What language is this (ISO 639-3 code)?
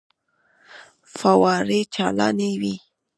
pus